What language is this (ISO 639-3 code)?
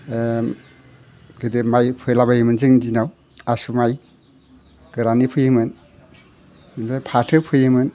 brx